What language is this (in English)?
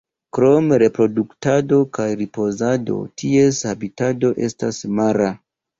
Esperanto